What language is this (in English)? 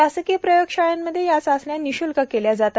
Marathi